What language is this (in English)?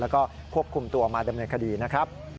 Thai